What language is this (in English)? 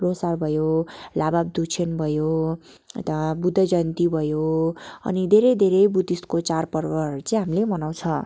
Nepali